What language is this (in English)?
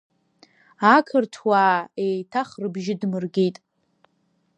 Abkhazian